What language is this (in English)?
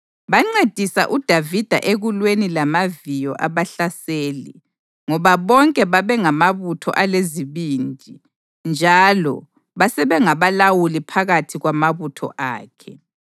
North Ndebele